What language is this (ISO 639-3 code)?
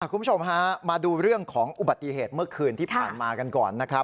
tha